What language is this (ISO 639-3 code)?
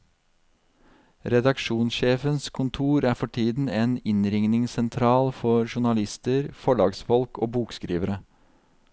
nor